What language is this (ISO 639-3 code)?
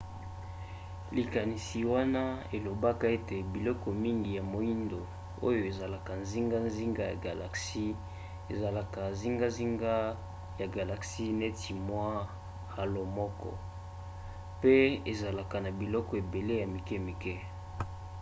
lin